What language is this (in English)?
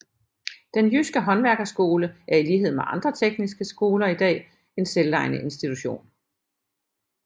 Danish